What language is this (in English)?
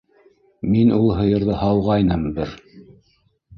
Bashkir